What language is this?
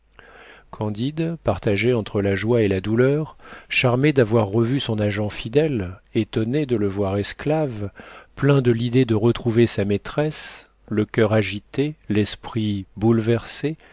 French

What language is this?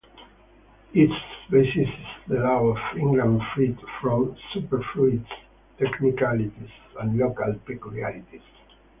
English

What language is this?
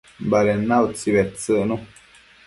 Matsés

